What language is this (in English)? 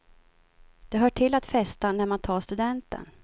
Swedish